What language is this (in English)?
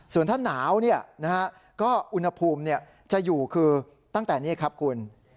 Thai